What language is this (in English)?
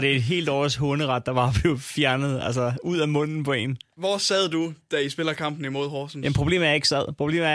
Danish